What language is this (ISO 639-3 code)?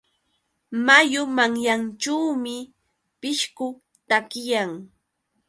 qux